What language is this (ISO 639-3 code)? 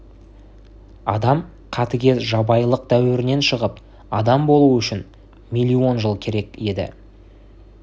kaz